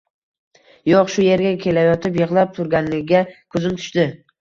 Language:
Uzbek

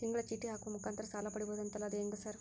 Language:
Kannada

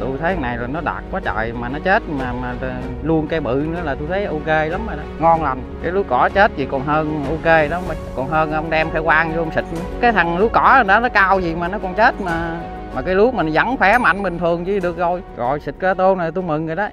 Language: Vietnamese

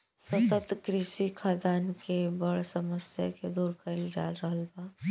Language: Bhojpuri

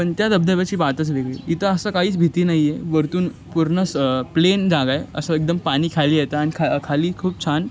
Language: Marathi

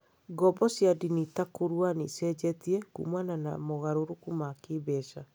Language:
Kikuyu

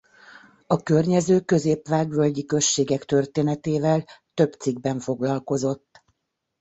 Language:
Hungarian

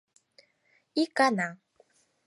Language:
Mari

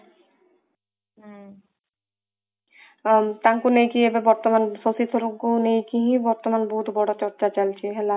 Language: Odia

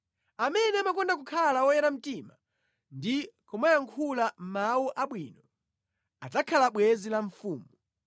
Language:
Nyanja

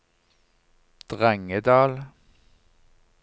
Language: Norwegian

